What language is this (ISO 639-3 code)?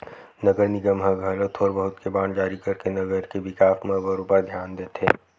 hne